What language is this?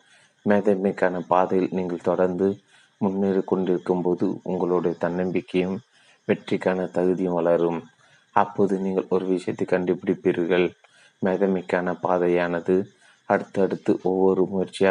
Tamil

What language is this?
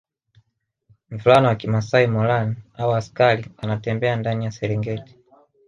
Swahili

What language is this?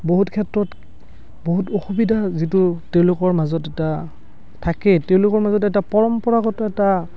Assamese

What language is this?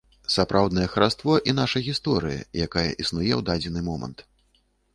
Belarusian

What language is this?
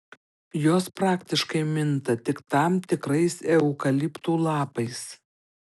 Lithuanian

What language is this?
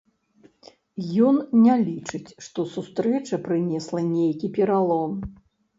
Belarusian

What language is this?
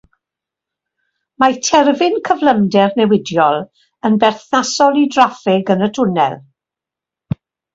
Welsh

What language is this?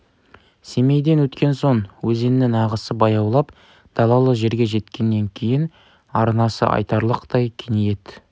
Kazakh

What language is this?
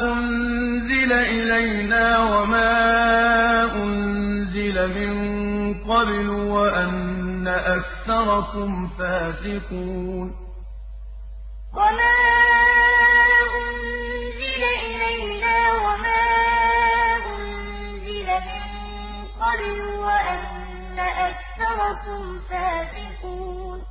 Arabic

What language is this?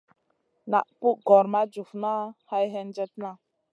Masana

